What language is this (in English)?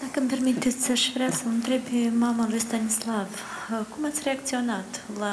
Romanian